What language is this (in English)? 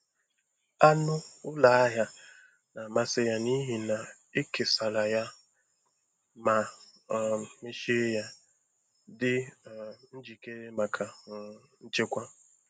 Igbo